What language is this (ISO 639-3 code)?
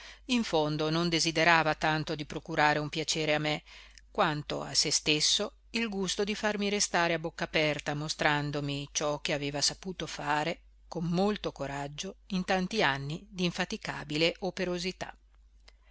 ita